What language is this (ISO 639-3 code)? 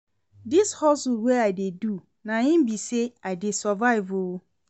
pcm